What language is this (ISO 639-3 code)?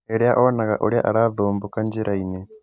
kik